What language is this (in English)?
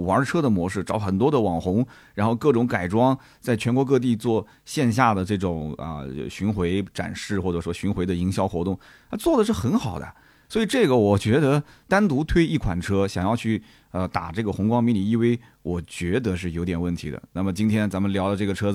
Chinese